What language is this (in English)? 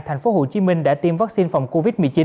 Vietnamese